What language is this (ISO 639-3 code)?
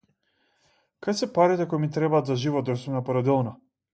mkd